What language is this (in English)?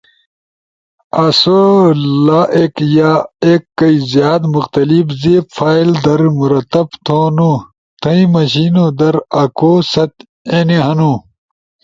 Ushojo